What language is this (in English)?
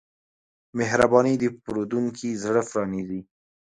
Pashto